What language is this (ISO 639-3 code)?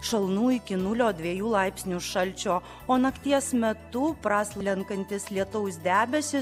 lit